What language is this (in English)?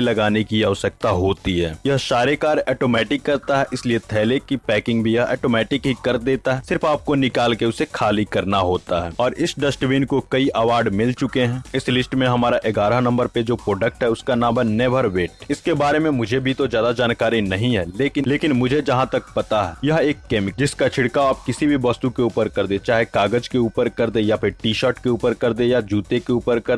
Hindi